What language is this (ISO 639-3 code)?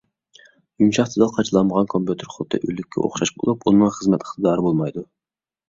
uig